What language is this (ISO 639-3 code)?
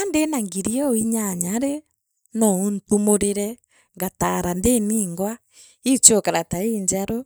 mer